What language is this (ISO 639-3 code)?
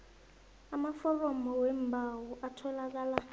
nbl